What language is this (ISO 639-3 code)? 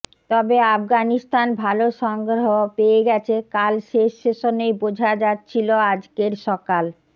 ben